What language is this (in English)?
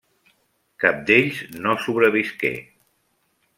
Catalan